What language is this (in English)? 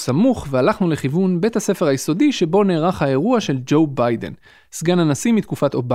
Hebrew